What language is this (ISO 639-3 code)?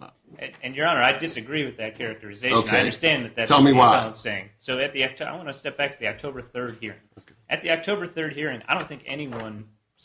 eng